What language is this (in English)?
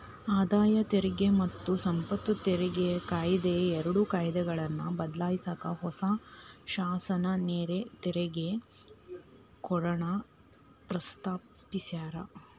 Kannada